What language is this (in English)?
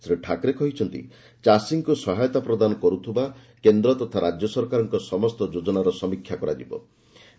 Odia